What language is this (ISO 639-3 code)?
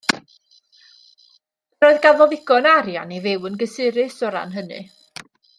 cym